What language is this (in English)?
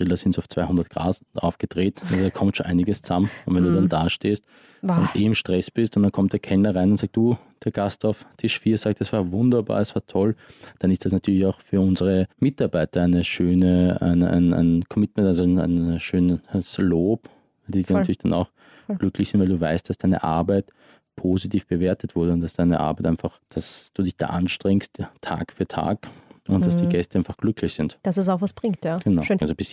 German